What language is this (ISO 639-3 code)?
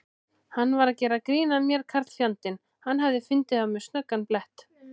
isl